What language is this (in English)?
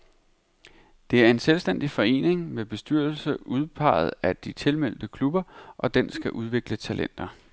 Danish